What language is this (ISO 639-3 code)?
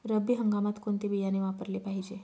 mar